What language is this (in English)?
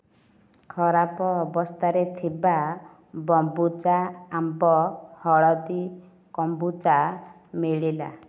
Odia